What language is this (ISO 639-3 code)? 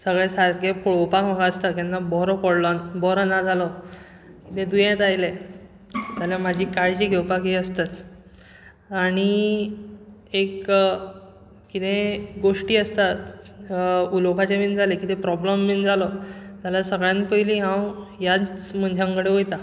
kok